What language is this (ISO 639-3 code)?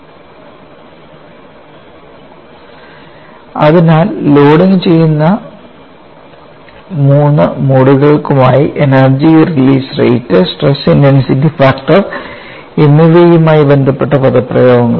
mal